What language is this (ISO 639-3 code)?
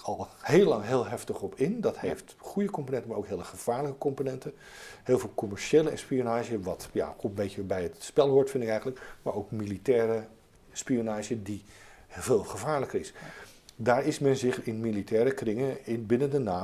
nld